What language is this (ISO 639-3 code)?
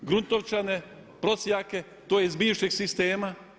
hrv